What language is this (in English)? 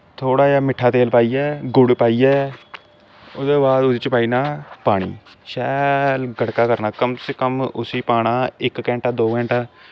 Dogri